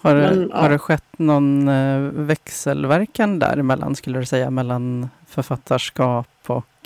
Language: Swedish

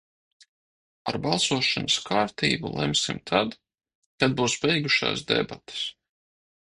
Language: Latvian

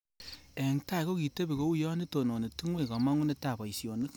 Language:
Kalenjin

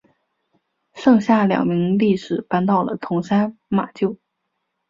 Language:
Chinese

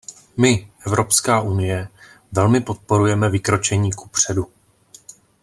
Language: Czech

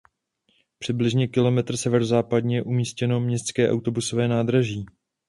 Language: Czech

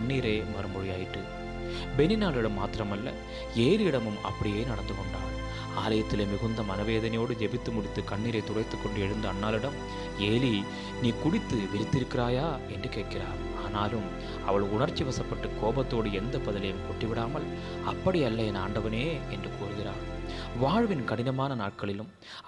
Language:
Tamil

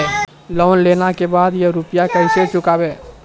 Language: Maithili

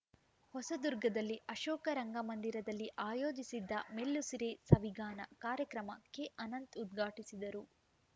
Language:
Kannada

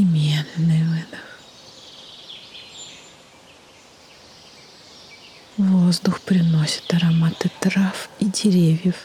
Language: Russian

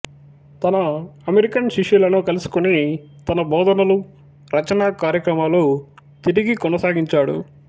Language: Telugu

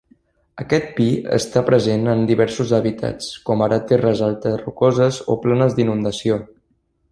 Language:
Catalan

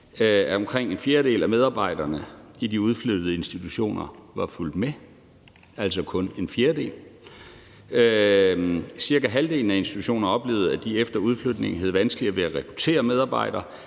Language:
Danish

